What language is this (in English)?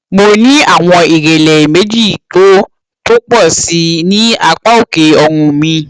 Yoruba